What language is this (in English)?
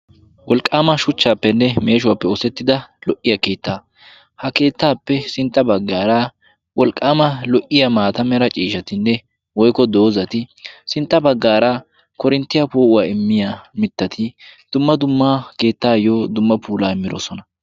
Wolaytta